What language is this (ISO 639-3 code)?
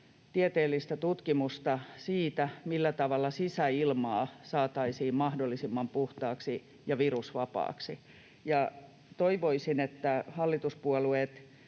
fin